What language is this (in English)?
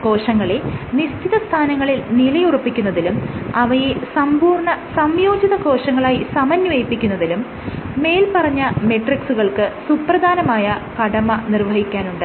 Malayalam